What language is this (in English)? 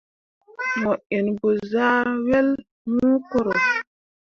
Mundang